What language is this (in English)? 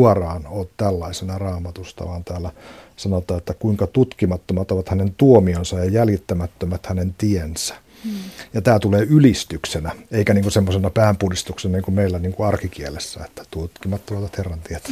Finnish